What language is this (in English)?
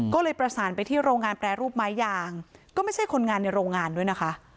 Thai